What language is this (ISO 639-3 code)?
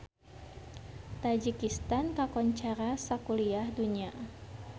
sun